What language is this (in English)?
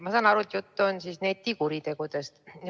Estonian